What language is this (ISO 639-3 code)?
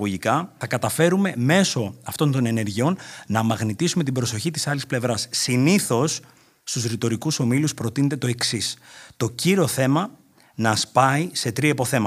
ell